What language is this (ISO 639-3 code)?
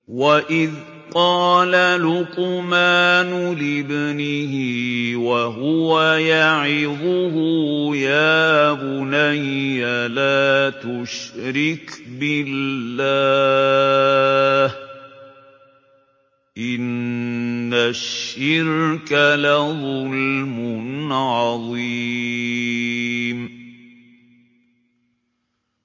ara